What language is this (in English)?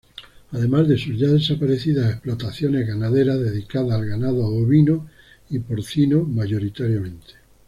Spanish